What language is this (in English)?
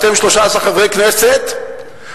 Hebrew